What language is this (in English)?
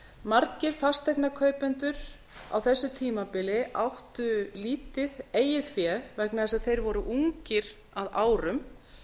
Icelandic